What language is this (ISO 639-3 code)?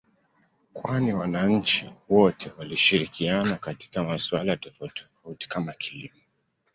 swa